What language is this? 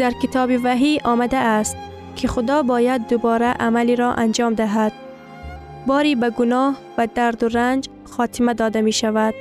Persian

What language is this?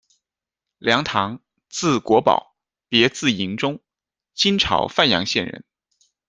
Chinese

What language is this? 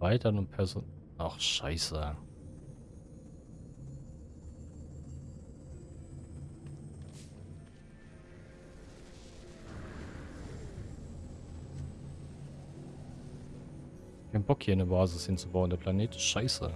German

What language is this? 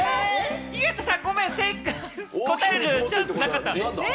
Japanese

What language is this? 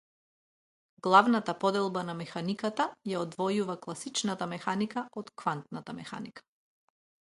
Macedonian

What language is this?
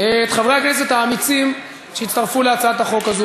Hebrew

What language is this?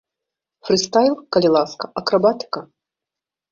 Belarusian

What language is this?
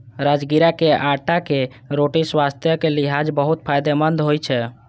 Maithili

